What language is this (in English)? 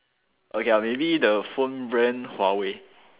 English